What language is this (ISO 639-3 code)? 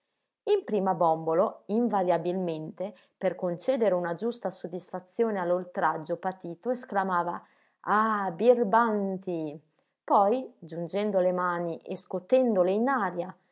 ita